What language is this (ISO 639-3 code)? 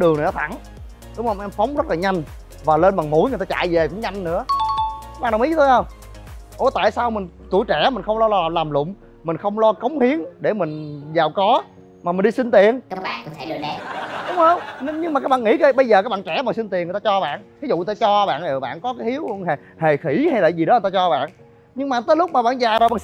vie